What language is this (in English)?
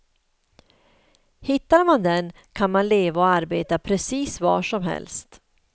Swedish